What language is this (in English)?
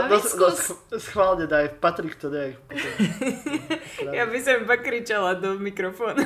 Slovak